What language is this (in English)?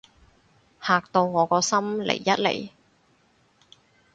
Cantonese